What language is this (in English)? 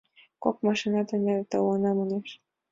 Mari